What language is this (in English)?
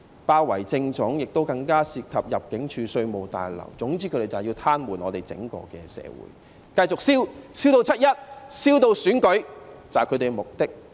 Cantonese